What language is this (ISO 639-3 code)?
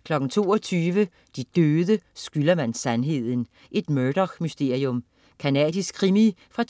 dan